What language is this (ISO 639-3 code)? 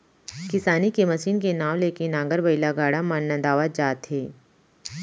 hne